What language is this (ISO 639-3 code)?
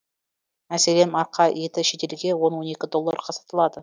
kaz